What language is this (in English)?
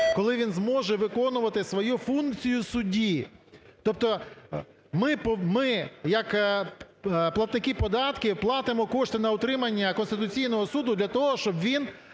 Ukrainian